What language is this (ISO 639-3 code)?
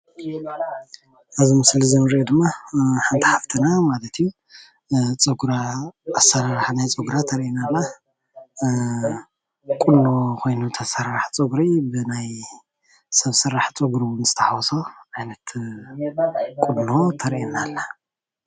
tir